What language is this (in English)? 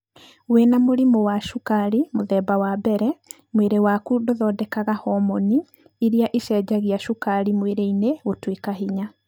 Kikuyu